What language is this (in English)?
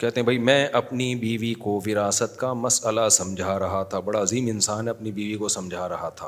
Urdu